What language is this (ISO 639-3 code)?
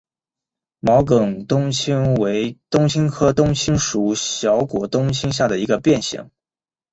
zho